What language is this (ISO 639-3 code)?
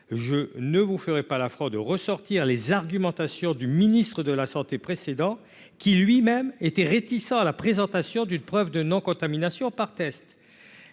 fra